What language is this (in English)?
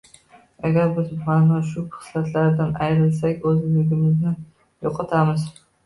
Uzbek